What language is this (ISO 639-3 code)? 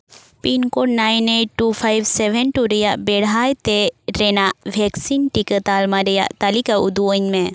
sat